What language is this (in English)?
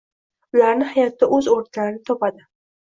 Uzbek